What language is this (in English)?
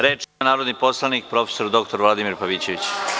Serbian